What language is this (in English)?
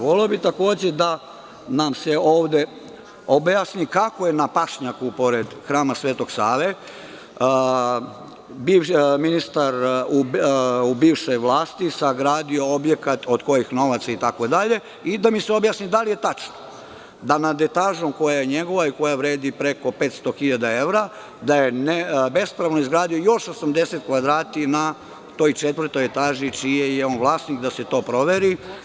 Serbian